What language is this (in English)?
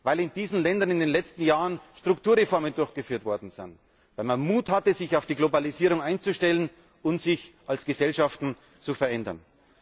German